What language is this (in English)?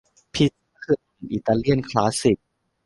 Thai